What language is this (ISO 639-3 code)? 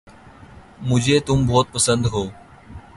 urd